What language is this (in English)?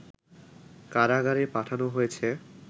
Bangla